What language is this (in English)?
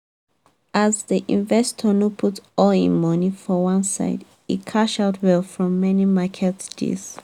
Nigerian Pidgin